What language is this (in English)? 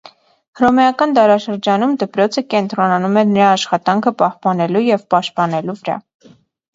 Armenian